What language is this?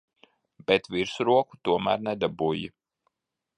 Latvian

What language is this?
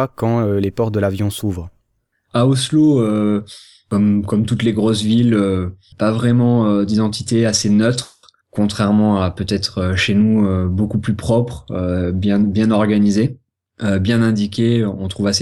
French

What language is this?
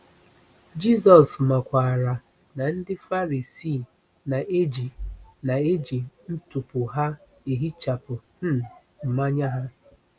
Igbo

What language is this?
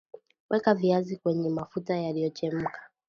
Swahili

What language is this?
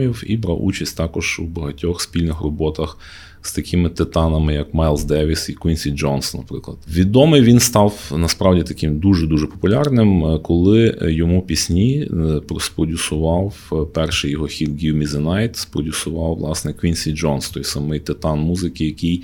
Ukrainian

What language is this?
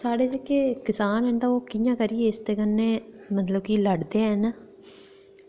Dogri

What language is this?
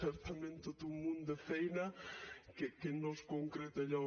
Catalan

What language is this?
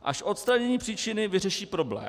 Czech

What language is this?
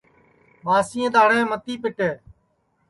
Sansi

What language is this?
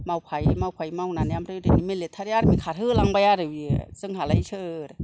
Bodo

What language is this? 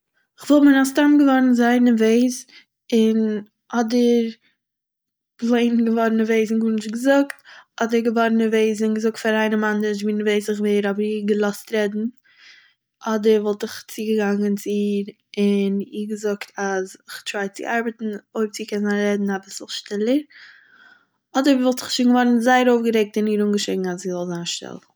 Yiddish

